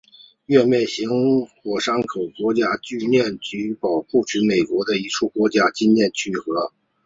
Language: Chinese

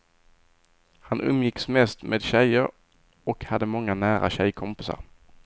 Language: Swedish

